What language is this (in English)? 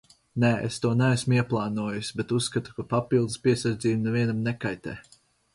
Latvian